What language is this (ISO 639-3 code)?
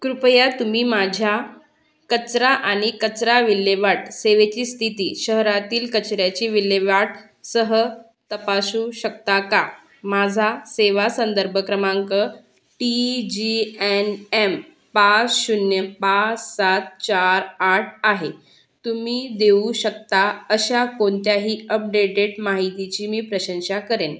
mar